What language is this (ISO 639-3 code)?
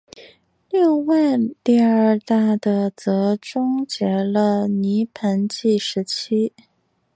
zho